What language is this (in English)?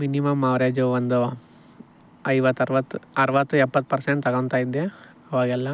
Kannada